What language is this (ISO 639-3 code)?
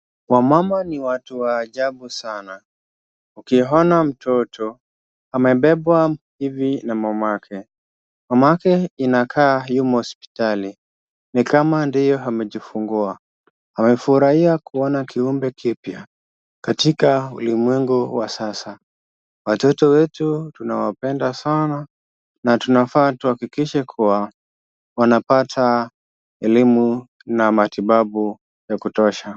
swa